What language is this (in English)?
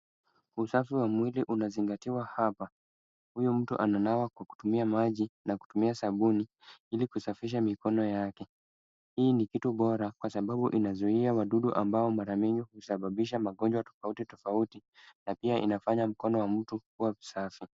Swahili